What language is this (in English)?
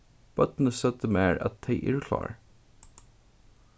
Faroese